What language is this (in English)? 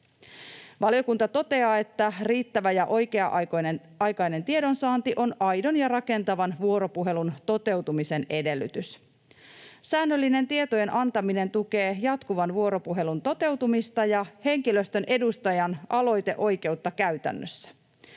Finnish